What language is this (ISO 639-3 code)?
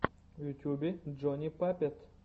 rus